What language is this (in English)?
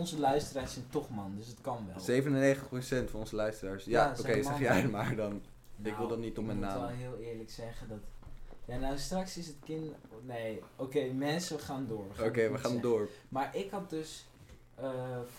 Dutch